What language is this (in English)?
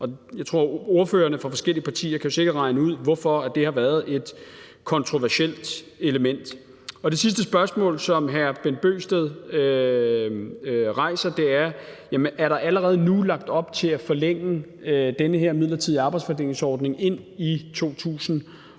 Danish